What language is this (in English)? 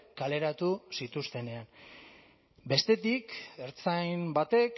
Basque